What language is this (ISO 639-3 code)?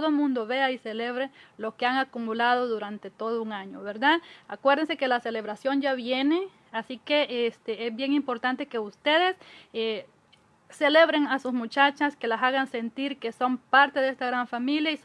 spa